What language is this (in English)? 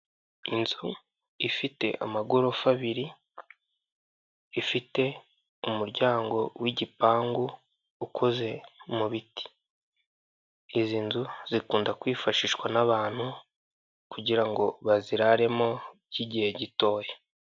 Kinyarwanda